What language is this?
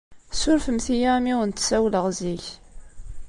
Kabyle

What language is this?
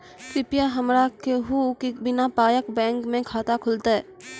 Maithili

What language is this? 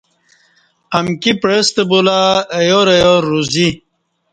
Kati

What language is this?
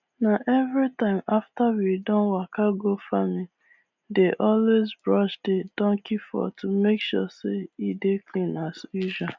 Nigerian Pidgin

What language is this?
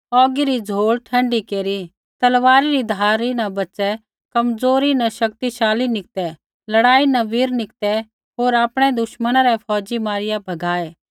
Kullu Pahari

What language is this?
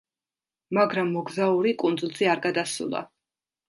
Georgian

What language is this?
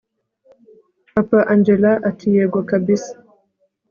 Kinyarwanda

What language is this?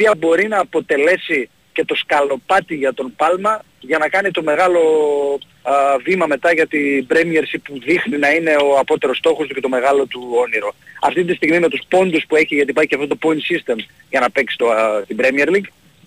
Greek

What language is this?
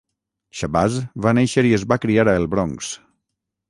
Catalan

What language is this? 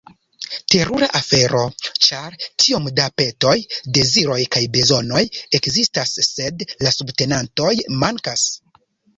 Esperanto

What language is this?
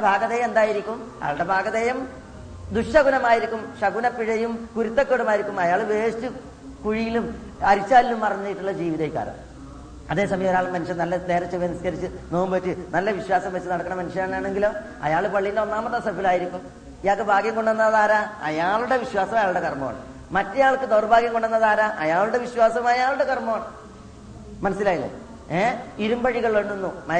Malayalam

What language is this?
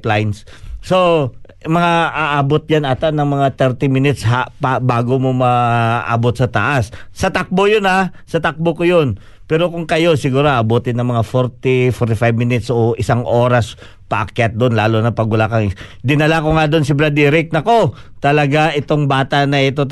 Filipino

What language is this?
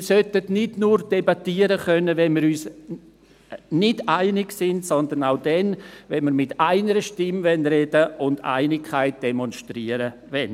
Swiss German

